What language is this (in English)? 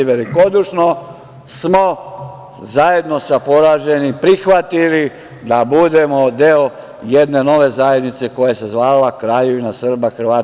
Serbian